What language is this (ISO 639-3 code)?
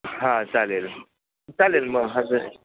mar